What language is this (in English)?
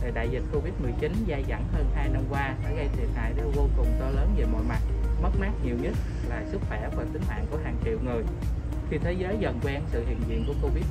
Vietnamese